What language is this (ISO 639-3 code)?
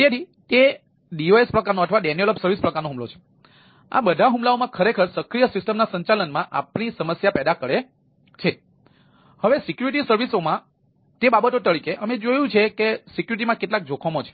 guj